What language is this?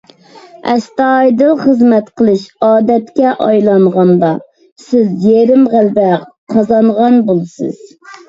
Uyghur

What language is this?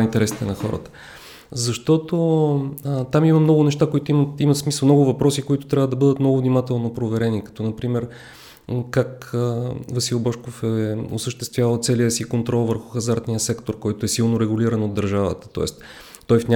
Bulgarian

